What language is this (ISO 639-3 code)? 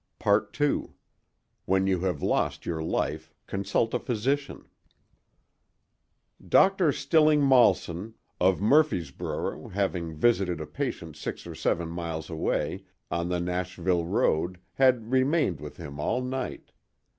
eng